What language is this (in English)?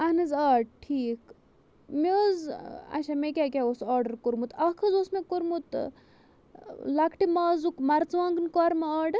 Kashmiri